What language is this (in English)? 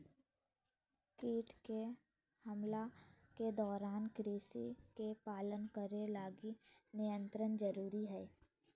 Magahi